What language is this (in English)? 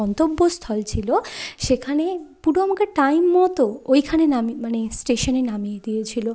Bangla